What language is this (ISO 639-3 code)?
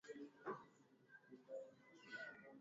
swa